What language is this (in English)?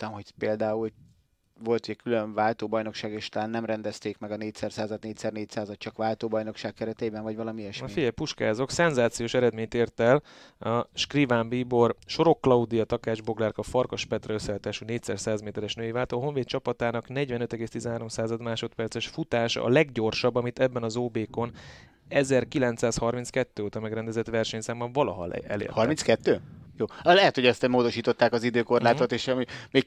Hungarian